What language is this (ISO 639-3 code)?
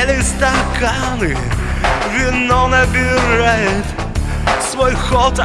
rus